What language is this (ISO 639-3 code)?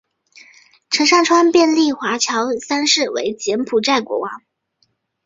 zho